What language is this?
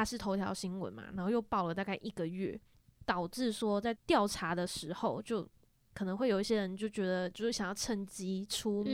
Chinese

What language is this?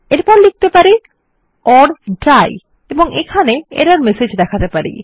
Bangla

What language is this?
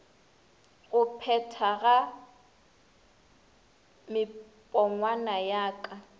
Northern Sotho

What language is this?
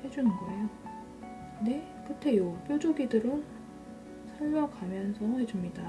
Korean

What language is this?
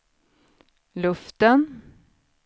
Swedish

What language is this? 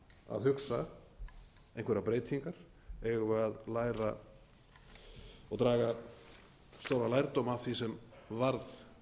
Icelandic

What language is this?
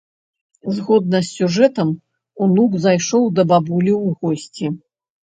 Belarusian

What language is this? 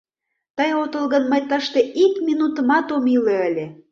Mari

